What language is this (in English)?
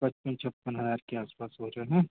Hindi